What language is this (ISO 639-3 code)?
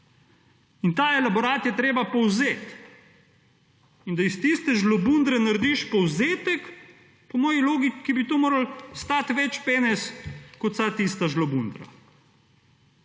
slv